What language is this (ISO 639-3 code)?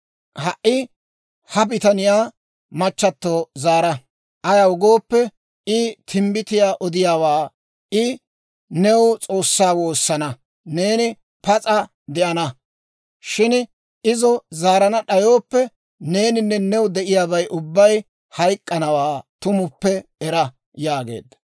dwr